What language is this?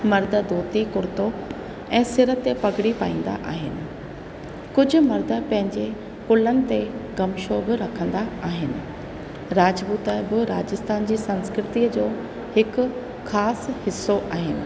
Sindhi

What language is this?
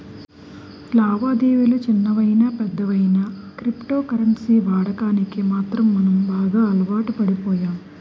Telugu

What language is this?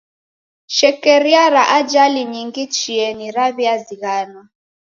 Taita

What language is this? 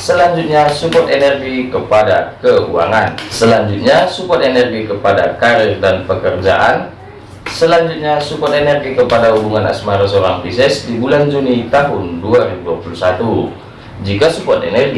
Indonesian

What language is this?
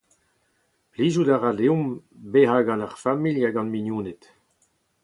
Breton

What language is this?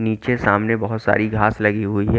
Hindi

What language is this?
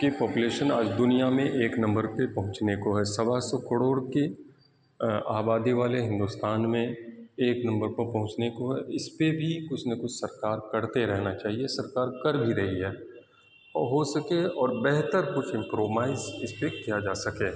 Urdu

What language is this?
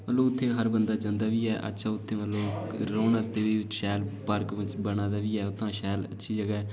Dogri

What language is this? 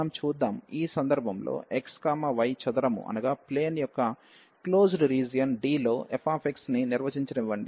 Telugu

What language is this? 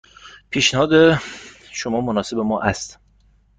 Persian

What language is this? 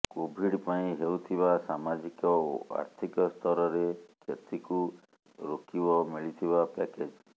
Odia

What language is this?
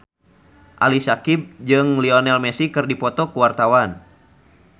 Sundanese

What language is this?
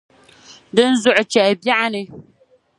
Dagbani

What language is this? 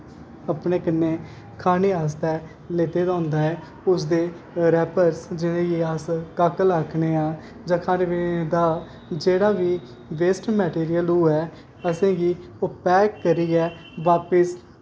Dogri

